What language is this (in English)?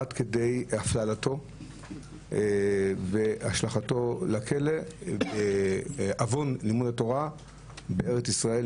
Hebrew